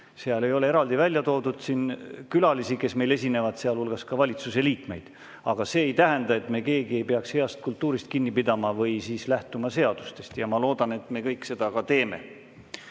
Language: Estonian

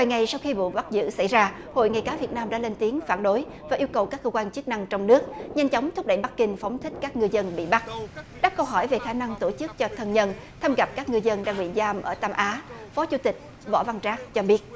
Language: Vietnamese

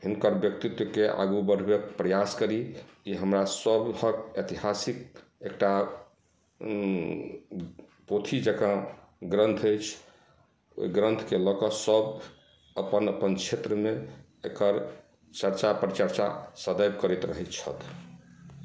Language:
Maithili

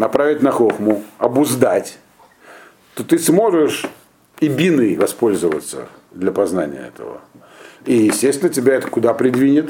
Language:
Russian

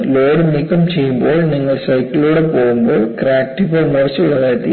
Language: Malayalam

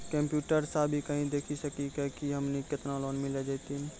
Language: Maithili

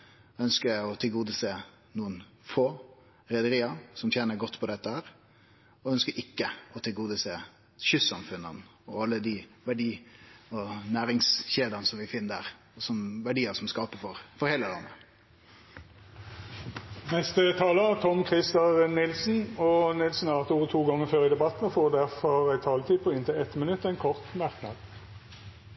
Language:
Norwegian Nynorsk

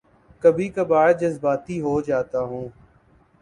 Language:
Urdu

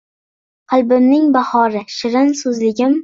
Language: Uzbek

